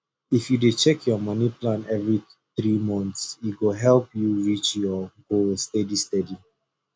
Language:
Nigerian Pidgin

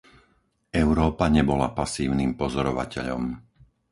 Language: Slovak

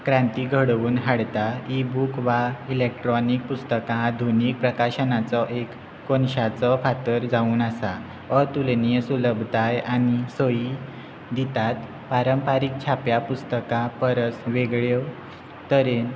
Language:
Konkani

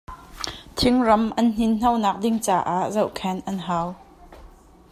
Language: Hakha Chin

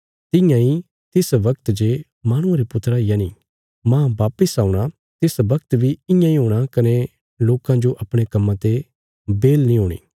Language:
Bilaspuri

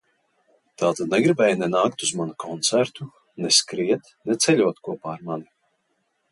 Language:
Latvian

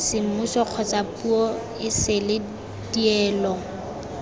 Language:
Tswana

